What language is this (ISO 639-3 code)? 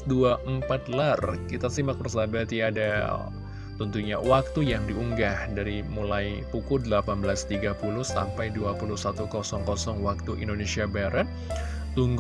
ind